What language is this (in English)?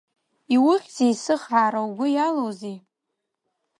Abkhazian